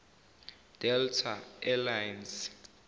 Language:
Zulu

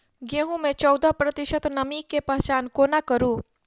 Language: Maithili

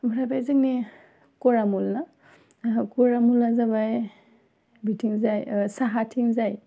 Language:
Bodo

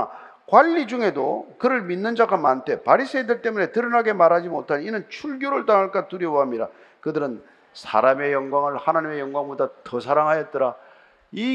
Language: Korean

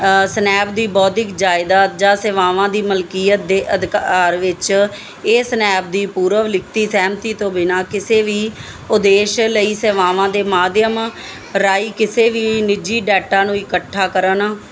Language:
Punjabi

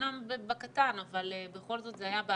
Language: Hebrew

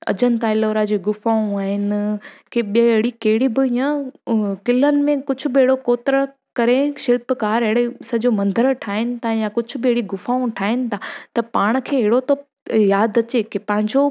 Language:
Sindhi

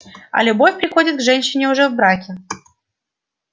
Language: Russian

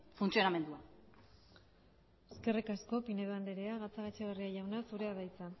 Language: Basque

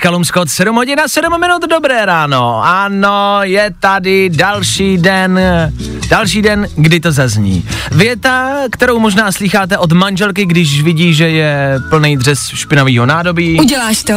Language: Czech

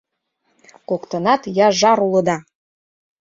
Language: Mari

